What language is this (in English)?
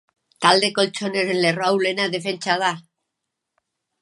Basque